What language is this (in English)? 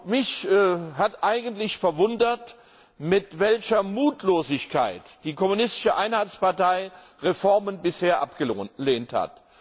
German